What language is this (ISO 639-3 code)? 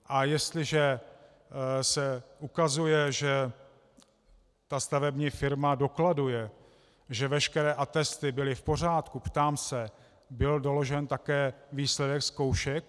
ces